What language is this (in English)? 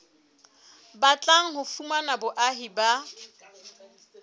Southern Sotho